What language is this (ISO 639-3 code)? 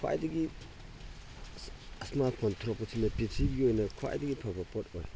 mni